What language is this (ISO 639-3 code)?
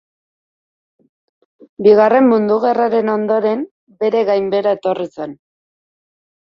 eus